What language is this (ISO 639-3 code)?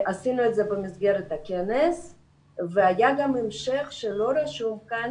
heb